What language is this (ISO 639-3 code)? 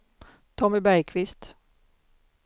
swe